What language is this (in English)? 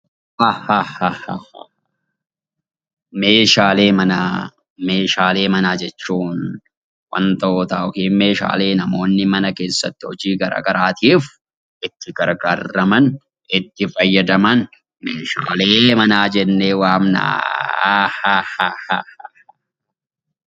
Oromo